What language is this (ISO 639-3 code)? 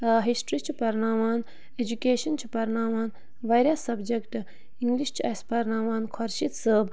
kas